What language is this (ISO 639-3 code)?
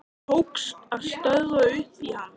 isl